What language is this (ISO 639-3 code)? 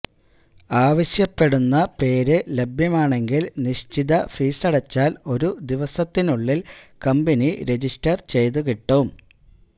mal